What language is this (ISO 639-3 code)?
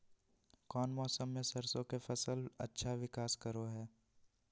mag